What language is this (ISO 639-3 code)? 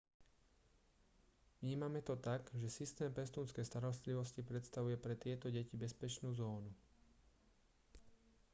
slk